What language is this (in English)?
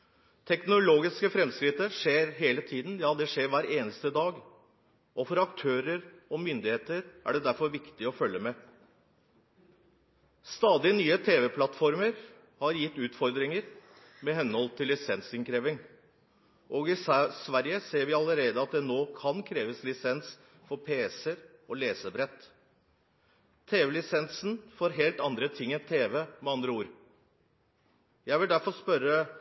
Norwegian Bokmål